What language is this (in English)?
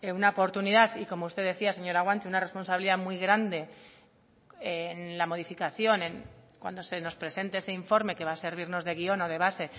Spanish